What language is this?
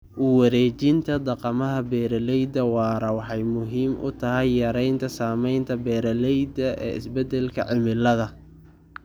Somali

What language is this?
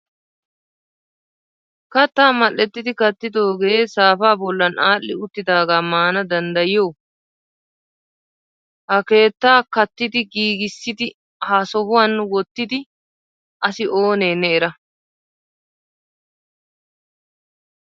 Wolaytta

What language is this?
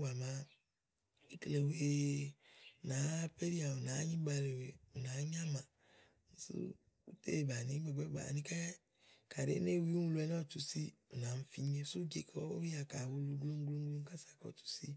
Igo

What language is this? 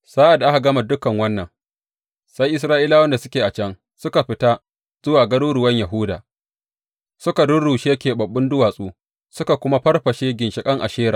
Hausa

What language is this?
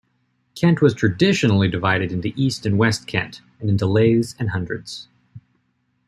English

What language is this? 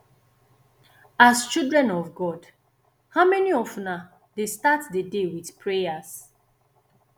Nigerian Pidgin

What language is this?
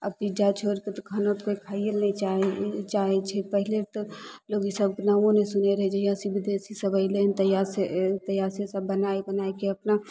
Maithili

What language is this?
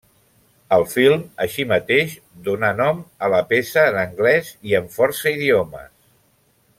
Catalan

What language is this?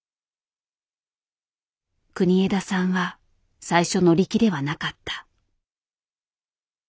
Japanese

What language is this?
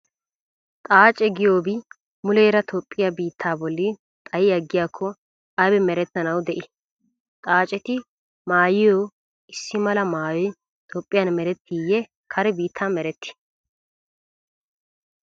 Wolaytta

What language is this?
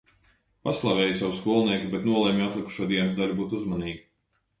Latvian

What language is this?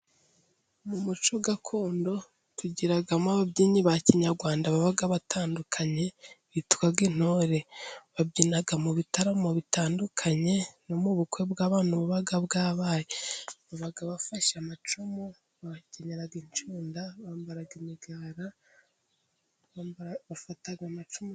Kinyarwanda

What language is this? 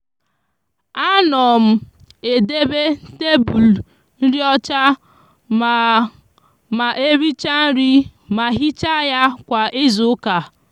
Igbo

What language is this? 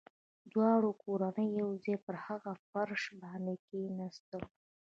Pashto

